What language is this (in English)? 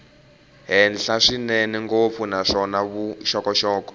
Tsonga